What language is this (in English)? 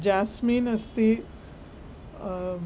Sanskrit